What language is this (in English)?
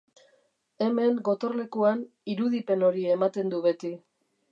Basque